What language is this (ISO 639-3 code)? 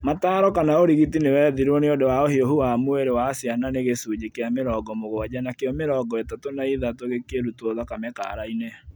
kik